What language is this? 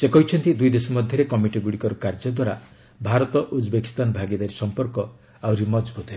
Odia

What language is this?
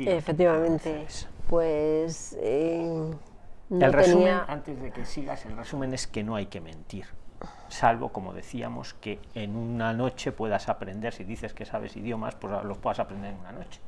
Spanish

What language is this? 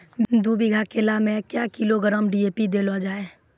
Maithili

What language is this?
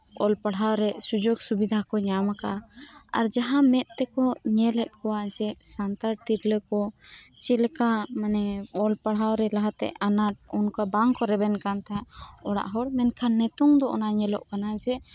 Santali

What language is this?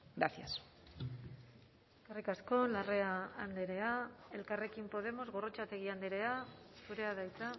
Basque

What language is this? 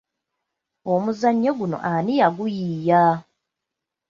Ganda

